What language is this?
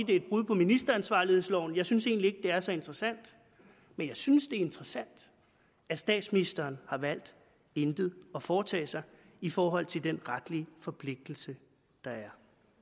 Danish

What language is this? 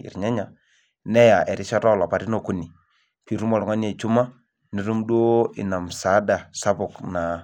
Masai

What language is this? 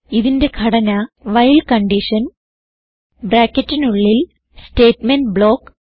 Malayalam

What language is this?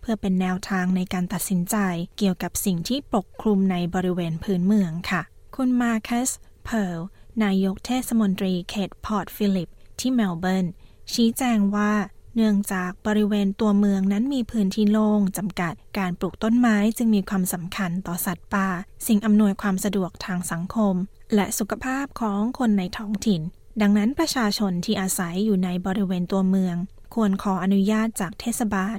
Thai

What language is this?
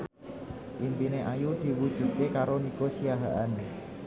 Javanese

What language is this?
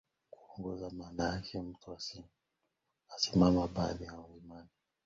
Swahili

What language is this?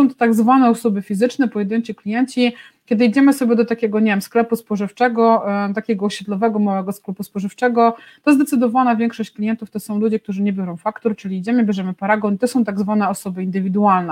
Polish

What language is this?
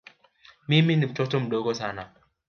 Swahili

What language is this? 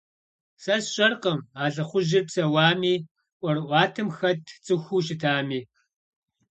Kabardian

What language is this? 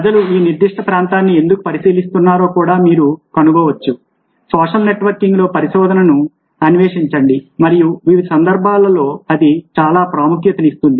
Telugu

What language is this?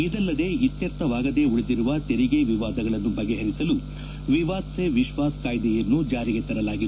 Kannada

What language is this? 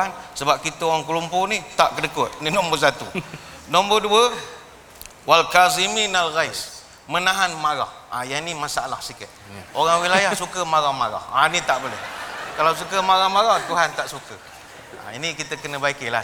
Malay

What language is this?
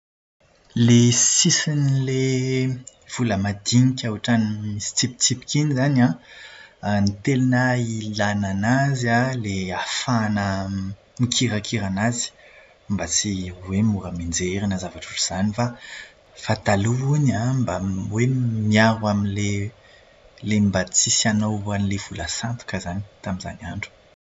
Malagasy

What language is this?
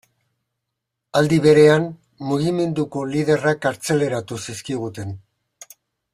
Basque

